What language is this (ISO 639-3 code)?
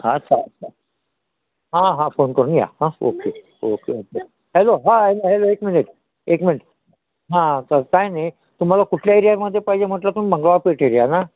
mar